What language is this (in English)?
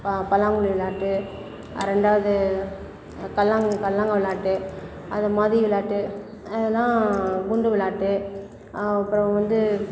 Tamil